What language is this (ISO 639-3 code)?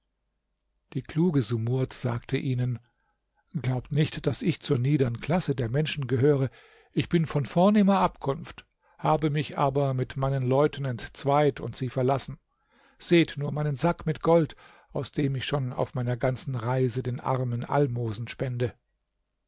deu